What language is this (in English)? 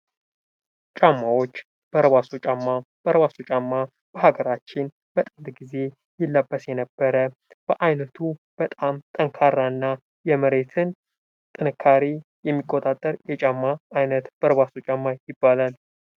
Amharic